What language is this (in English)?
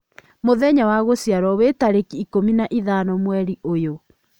Kikuyu